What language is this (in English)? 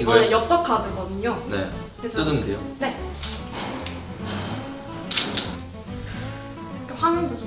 Korean